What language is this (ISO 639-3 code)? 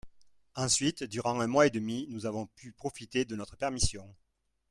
fra